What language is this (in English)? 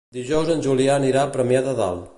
Catalan